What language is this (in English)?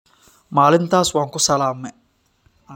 Somali